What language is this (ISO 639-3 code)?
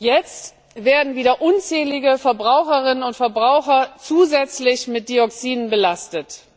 deu